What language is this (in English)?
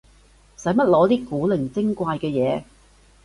Cantonese